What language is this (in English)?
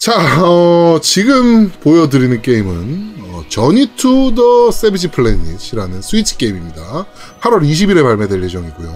Korean